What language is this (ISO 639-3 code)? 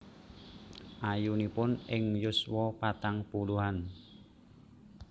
jav